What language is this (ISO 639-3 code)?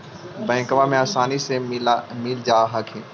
mag